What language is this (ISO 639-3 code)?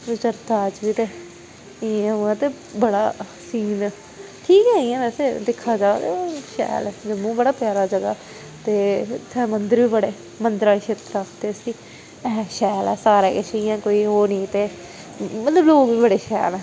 doi